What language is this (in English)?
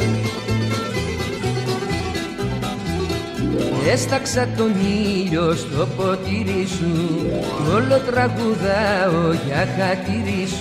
Greek